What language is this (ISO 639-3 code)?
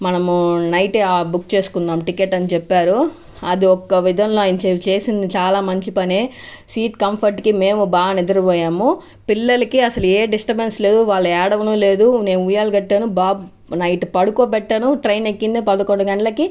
tel